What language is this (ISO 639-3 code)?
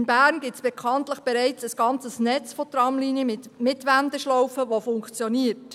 gsw